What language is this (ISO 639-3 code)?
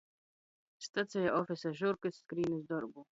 ltg